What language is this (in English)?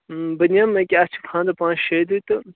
Kashmiri